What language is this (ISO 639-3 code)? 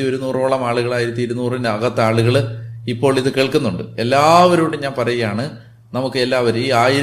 mal